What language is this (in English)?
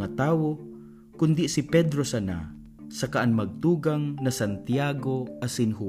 Filipino